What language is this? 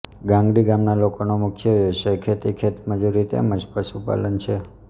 Gujarati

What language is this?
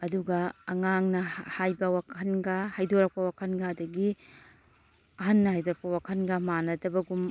Manipuri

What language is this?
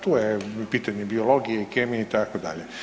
Croatian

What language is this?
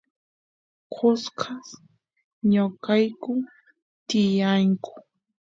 Santiago del Estero Quichua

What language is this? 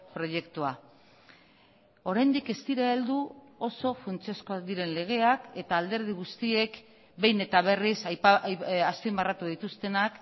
Basque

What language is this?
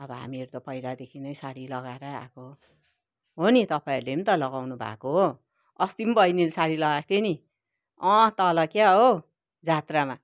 Nepali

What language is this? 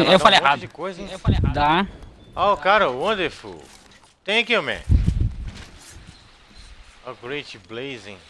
Portuguese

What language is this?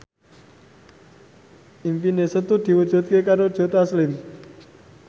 Javanese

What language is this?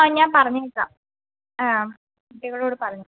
Malayalam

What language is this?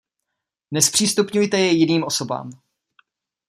Czech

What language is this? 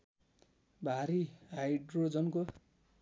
Nepali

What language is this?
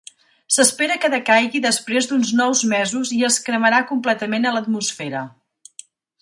Catalan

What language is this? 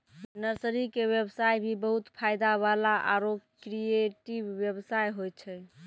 Maithili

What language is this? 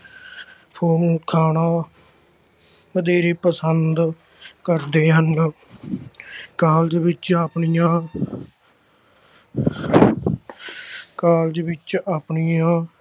Punjabi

